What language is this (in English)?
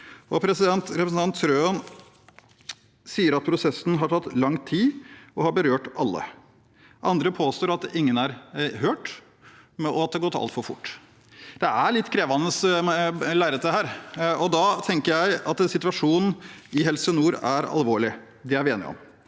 Norwegian